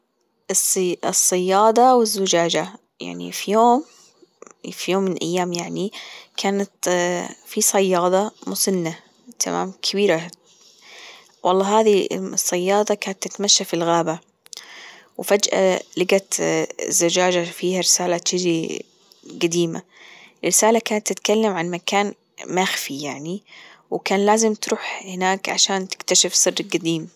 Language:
Gulf Arabic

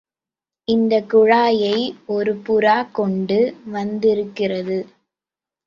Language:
Tamil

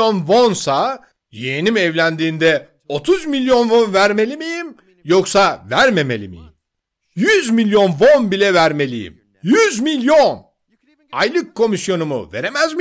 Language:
Turkish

